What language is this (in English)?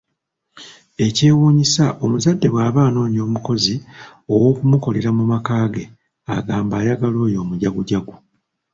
Ganda